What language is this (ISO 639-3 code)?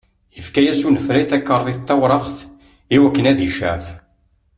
kab